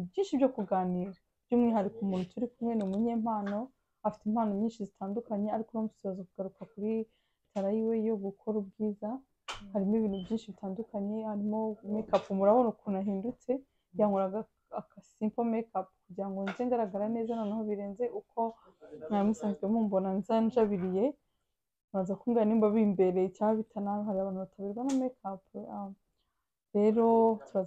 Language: Russian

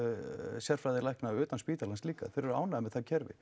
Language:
Icelandic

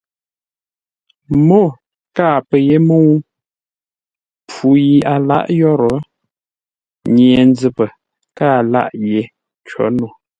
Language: Ngombale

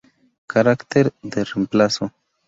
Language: Spanish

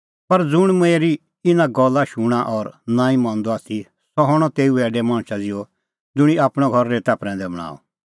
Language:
Kullu Pahari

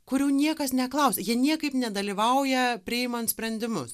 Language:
Lithuanian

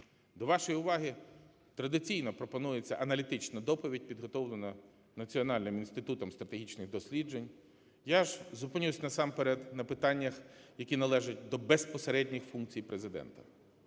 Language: Ukrainian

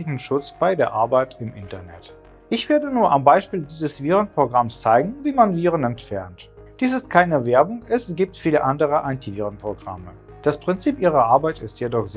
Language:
German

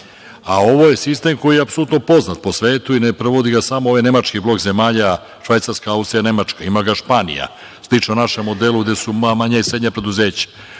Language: Serbian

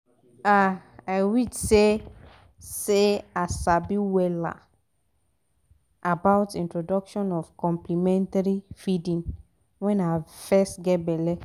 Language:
Nigerian Pidgin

